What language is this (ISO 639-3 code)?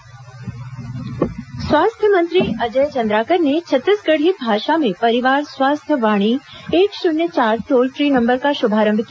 hin